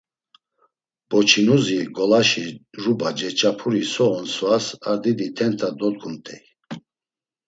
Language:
Laz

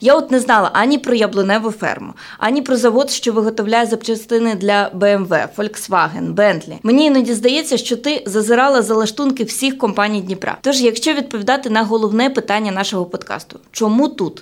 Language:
Ukrainian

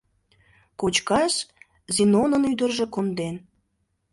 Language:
Mari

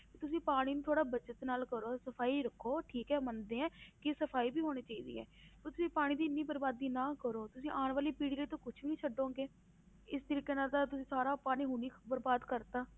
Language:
Punjabi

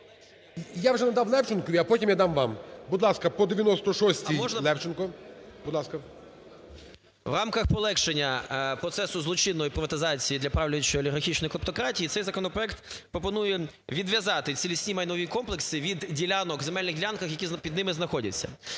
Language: Ukrainian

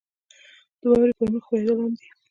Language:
Pashto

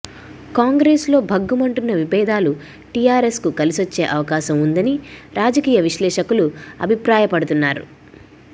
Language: Telugu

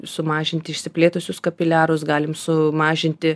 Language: Lithuanian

